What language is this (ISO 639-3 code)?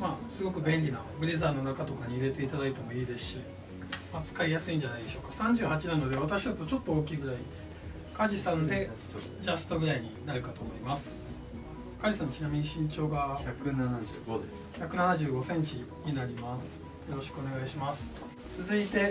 jpn